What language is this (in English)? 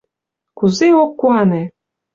Mari